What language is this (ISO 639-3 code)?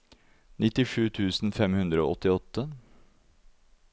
nor